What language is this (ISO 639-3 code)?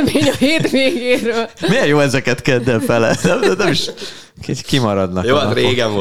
hun